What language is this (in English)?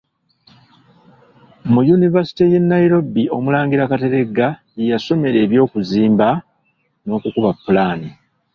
Ganda